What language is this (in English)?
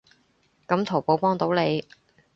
Cantonese